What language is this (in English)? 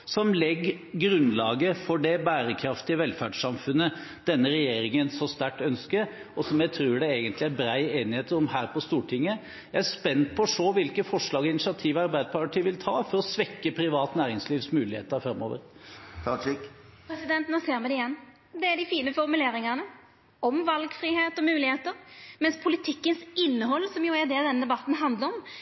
Norwegian